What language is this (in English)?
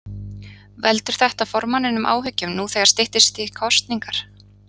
Icelandic